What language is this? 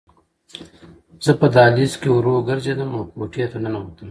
Pashto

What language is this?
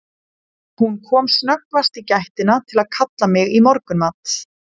Icelandic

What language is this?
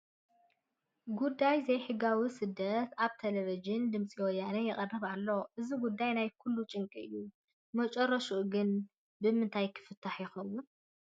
Tigrinya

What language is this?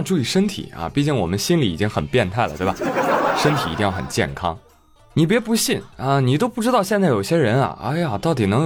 Chinese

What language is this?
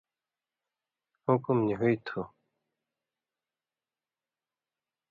Indus Kohistani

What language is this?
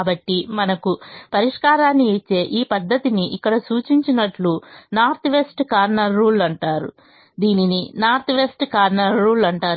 Telugu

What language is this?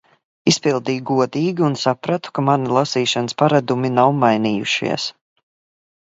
Latvian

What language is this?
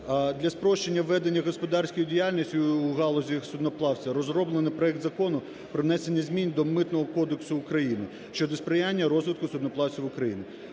Ukrainian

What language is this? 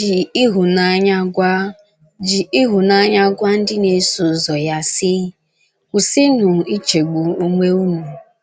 Igbo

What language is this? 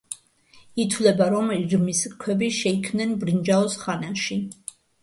Georgian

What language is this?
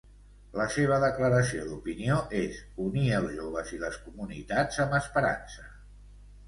Catalan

